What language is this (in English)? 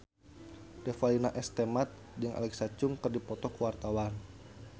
Sundanese